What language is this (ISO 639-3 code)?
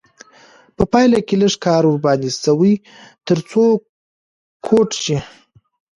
pus